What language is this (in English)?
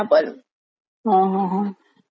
Marathi